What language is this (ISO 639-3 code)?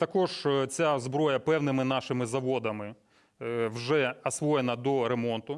ukr